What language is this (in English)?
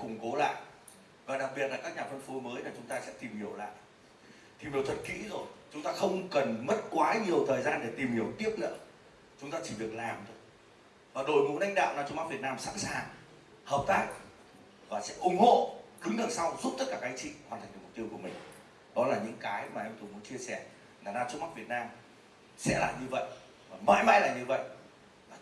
Vietnamese